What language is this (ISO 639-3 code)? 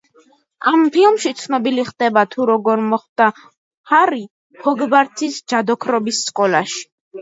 kat